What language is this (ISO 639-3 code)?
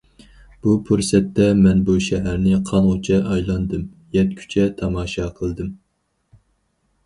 uig